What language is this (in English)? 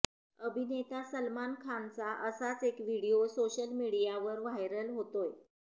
Marathi